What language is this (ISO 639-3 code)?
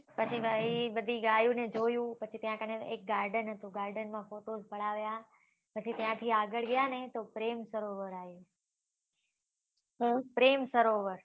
guj